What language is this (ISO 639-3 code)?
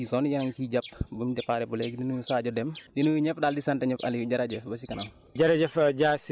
wol